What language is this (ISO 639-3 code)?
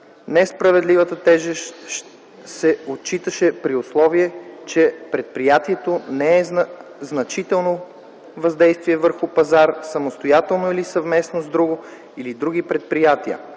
bul